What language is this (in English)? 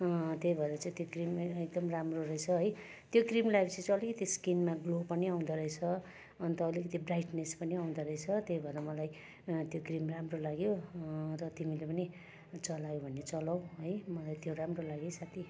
Nepali